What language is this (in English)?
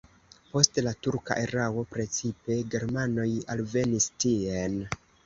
Esperanto